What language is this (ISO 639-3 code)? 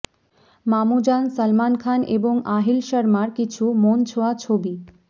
ben